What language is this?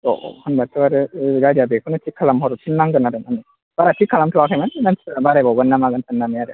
Bodo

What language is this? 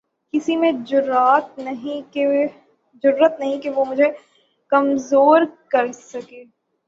Urdu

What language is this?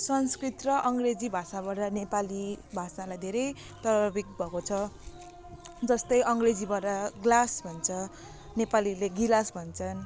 Nepali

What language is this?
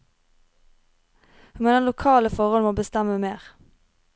Norwegian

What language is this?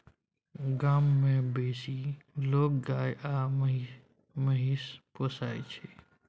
Maithili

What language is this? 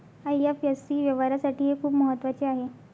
Marathi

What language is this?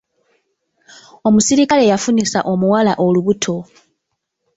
Ganda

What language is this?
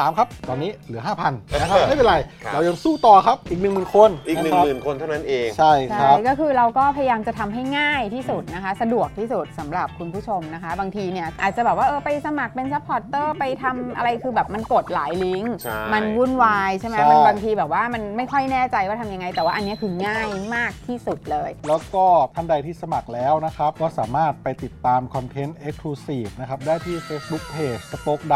Thai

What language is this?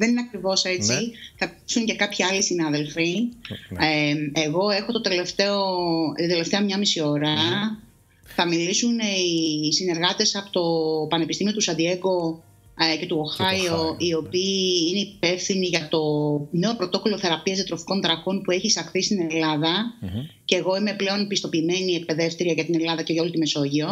Greek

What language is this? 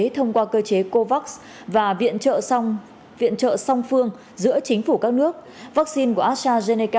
Vietnamese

